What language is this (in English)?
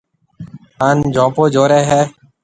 Marwari (Pakistan)